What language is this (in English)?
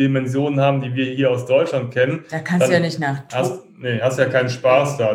German